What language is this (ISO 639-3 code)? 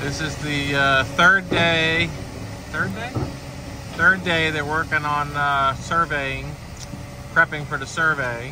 eng